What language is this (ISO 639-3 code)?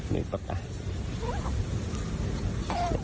tha